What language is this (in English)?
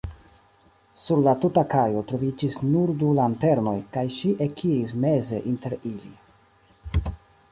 Esperanto